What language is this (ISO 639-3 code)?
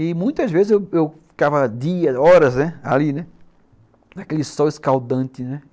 por